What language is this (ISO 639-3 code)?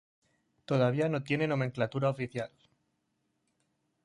spa